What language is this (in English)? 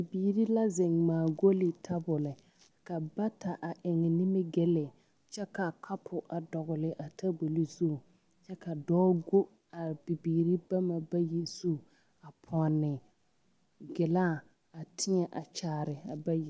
Southern Dagaare